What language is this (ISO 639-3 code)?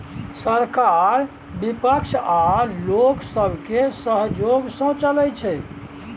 mai